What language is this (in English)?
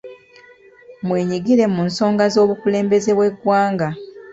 Ganda